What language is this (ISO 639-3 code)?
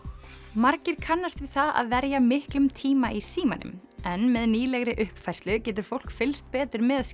isl